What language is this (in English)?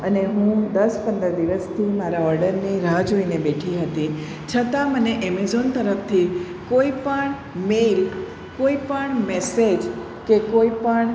Gujarati